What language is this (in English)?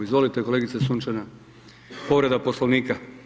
Croatian